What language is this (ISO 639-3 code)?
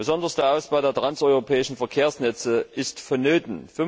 deu